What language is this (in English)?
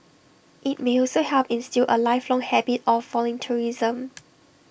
English